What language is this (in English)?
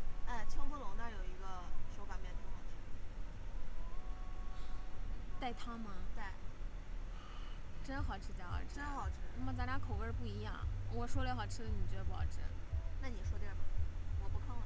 Chinese